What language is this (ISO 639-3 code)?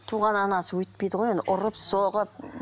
kaz